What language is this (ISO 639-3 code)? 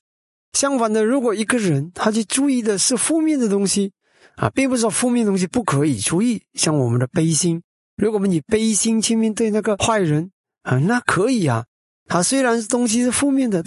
zho